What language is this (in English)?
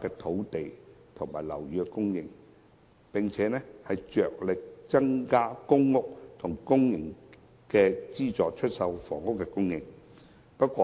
Cantonese